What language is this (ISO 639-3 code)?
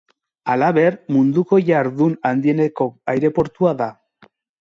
eus